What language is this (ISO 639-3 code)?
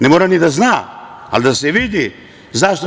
srp